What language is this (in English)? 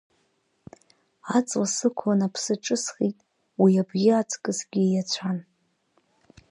Abkhazian